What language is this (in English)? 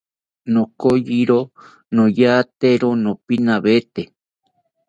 South Ucayali Ashéninka